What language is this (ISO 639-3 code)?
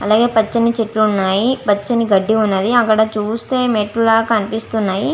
tel